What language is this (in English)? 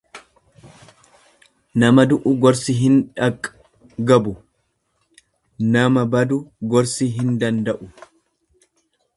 Oromo